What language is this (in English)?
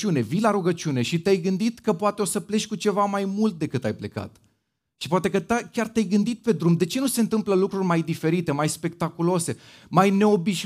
Romanian